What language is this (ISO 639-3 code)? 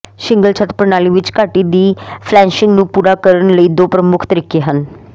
pan